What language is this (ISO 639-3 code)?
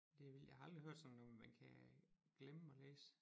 dan